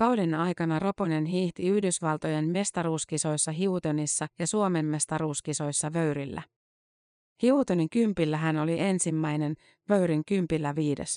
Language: Finnish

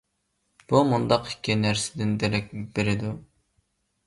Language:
Uyghur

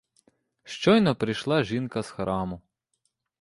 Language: Ukrainian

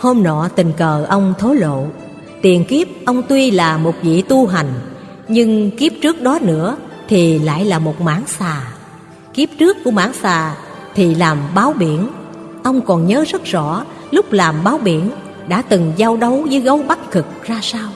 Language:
Vietnamese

